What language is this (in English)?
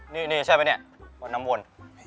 Thai